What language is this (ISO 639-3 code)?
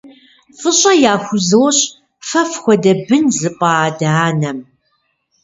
kbd